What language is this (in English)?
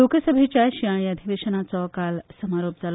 Konkani